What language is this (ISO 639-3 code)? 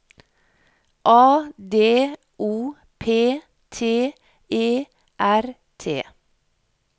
nor